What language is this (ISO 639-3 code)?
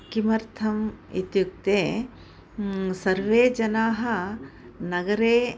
san